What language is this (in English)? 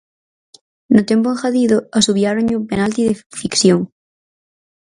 Galician